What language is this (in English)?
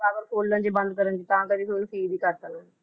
Punjabi